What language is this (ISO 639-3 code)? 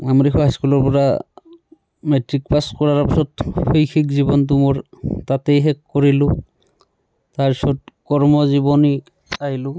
asm